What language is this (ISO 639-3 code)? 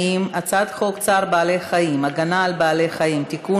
heb